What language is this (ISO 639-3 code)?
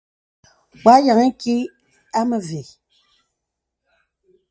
beb